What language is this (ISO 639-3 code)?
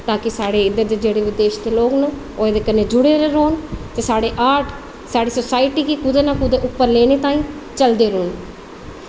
doi